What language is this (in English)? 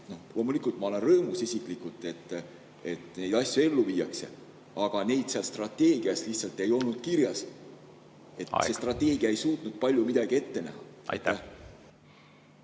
Estonian